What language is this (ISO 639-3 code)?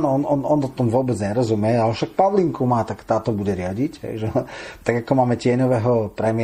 slk